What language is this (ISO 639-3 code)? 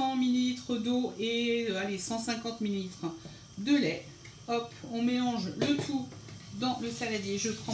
fra